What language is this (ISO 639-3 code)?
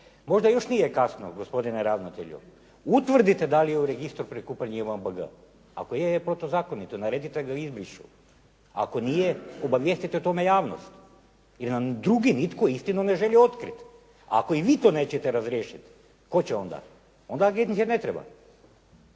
hrv